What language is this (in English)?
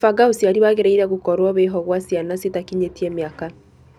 Kikuyu